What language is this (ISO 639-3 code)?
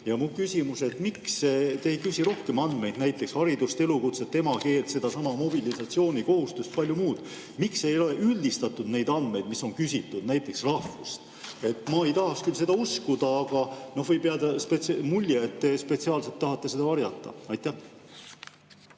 est